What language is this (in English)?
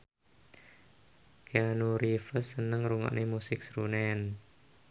Javanese